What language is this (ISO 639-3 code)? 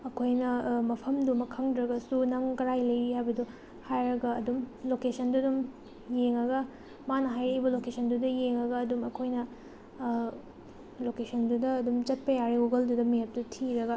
mni